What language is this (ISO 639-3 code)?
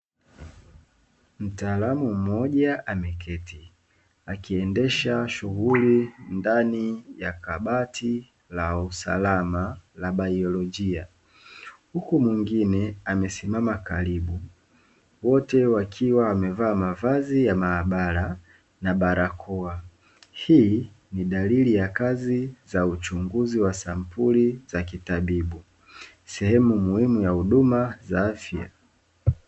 swa